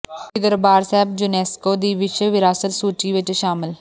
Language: Punjabi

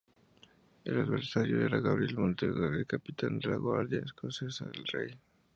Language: Spanish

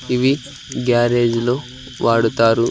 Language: Telugu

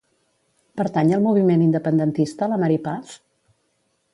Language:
Catalan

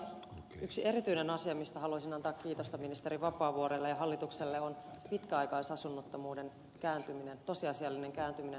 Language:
Finnish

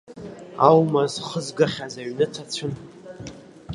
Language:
Abkhazian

